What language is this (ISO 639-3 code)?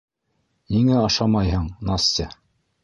bak